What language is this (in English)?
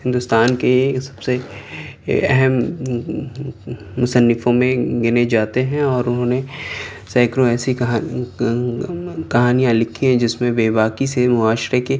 Urdu